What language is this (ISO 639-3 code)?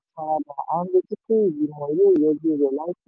yor